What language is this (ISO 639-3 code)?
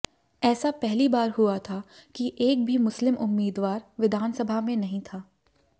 hin